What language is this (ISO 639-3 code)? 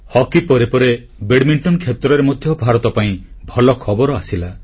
ori